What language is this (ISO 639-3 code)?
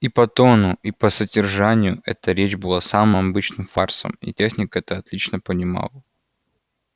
rus